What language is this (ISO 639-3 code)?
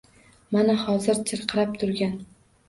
uzb